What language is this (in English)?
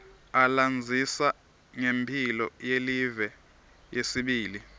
Swati